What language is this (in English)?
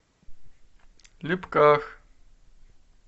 Russian